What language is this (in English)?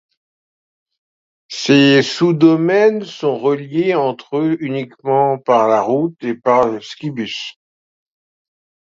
French